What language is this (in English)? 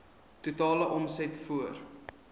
Afrikaans